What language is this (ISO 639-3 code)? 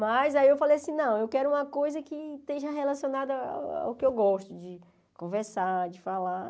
por